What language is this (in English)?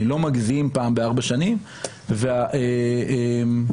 Hebrew